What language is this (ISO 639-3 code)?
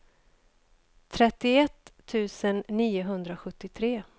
swe